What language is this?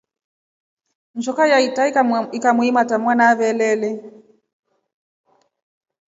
Rombo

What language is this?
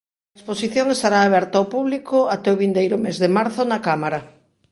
Galician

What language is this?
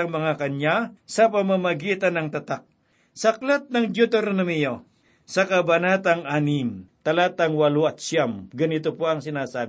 Filipino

